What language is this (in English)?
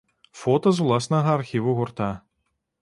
Belarusian